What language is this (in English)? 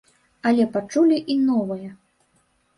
Belarusian